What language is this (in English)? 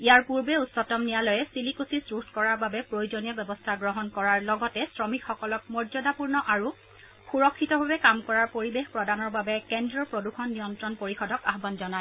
Assamese